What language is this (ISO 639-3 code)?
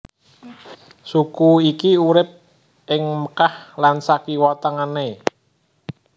jav